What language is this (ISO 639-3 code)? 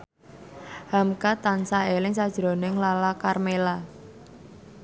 jav